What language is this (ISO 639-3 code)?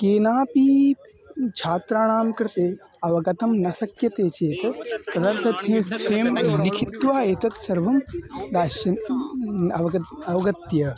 san